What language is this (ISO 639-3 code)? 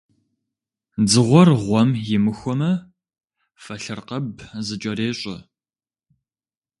kbd